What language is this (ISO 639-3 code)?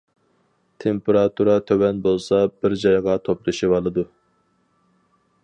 uig